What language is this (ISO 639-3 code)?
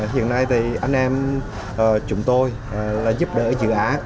vie